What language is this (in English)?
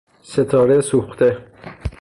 Persian